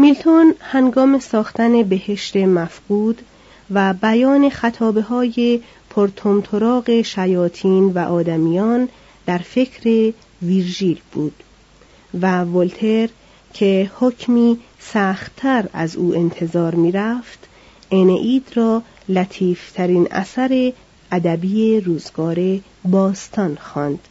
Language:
Persian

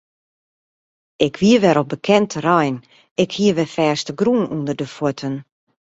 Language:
Western Frisian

